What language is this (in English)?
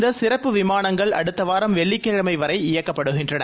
Tamil